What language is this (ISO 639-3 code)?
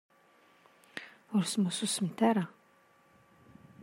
kab